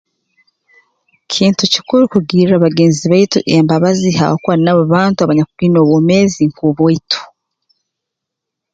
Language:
Tooro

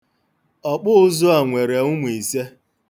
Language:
Igbo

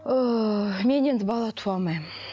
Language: Kazakh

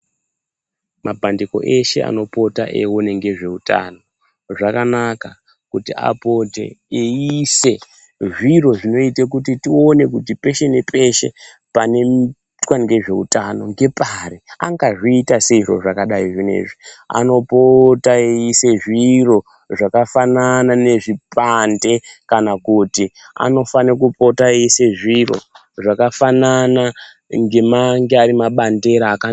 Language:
Ndau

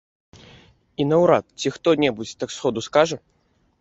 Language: Belarusian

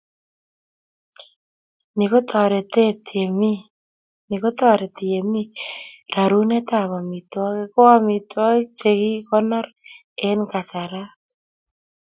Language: Kalenjin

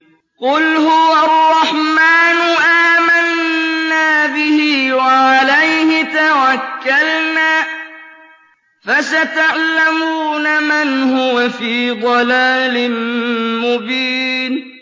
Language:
Arabic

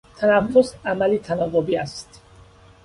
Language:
Persian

